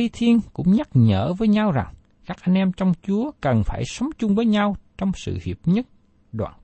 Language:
Vietnamese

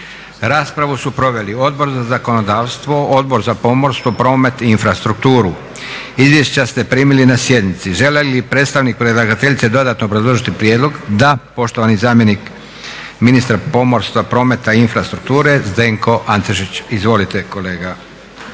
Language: Croatian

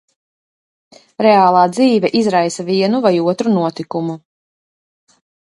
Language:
Latvian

